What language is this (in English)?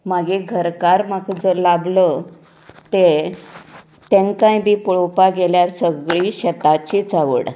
Konkani